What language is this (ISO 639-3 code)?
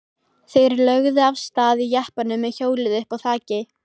isl